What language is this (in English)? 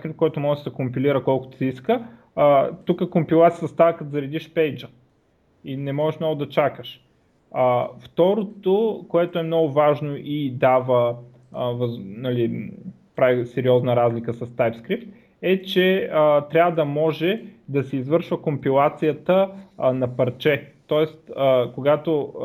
Bulgarian